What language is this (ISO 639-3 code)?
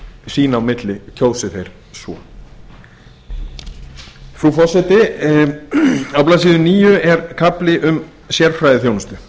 isl